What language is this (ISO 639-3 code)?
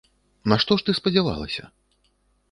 bel